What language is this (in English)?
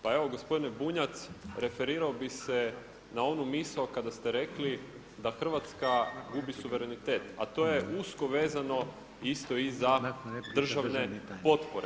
Croatian